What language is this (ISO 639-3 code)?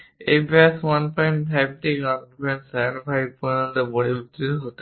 ben